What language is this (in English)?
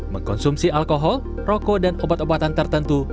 Indonesian